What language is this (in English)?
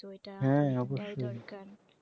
Bangla